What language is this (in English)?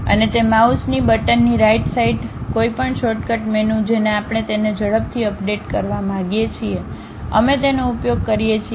Gujarati